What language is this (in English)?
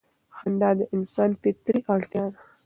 Pashto